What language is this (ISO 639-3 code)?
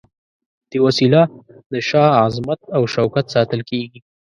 pus